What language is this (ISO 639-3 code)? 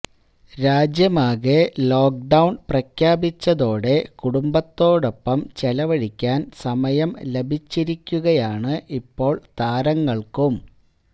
mal